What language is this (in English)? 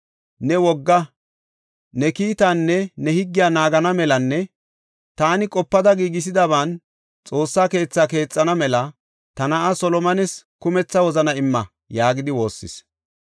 Gofa